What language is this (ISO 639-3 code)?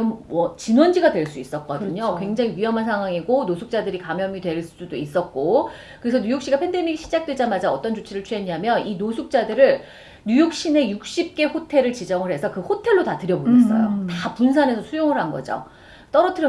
kor